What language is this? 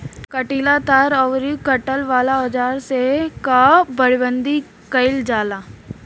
Bhojpuri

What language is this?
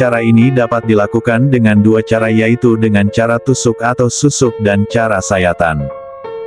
Indonesian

